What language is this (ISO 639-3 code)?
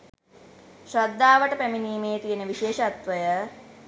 sin